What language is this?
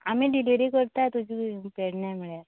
Konkani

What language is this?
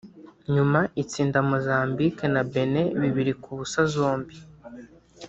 Kinyarwanda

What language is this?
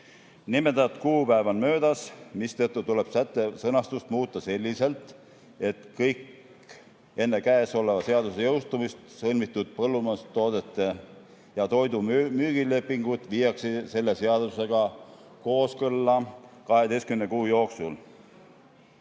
Estonian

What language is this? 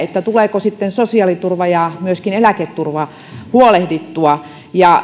Finnish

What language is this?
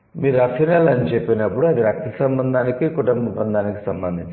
Telugu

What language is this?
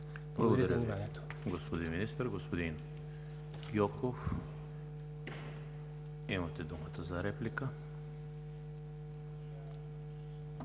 Bulgarian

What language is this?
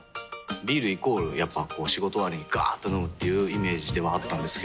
Japanese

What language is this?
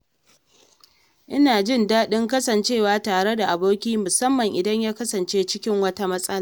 Hausa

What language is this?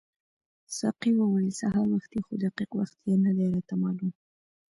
Pashto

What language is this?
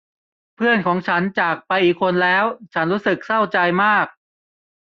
Thai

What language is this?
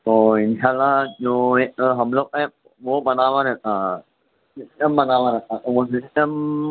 Urdu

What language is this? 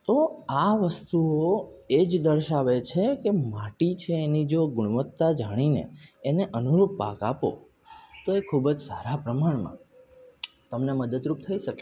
Gujarati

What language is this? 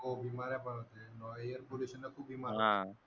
Marathi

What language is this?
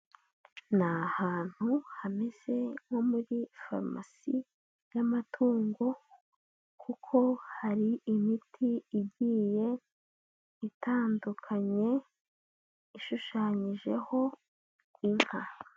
Kinyarwanda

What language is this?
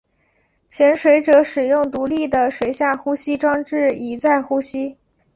Chinese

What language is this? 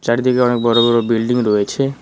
Bangla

